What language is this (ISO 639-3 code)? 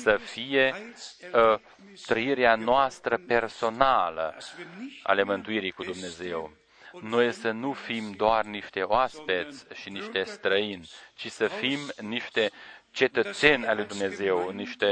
ron